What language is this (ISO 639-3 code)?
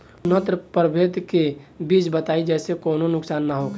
bho